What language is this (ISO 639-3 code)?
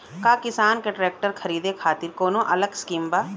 bho